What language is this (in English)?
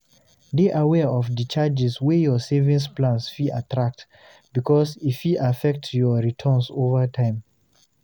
Nigerian Pidgin